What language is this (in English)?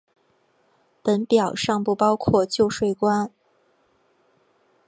Chinese